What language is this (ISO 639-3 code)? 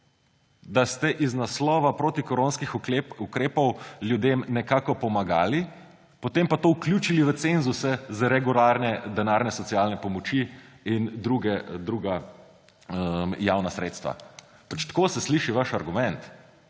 slv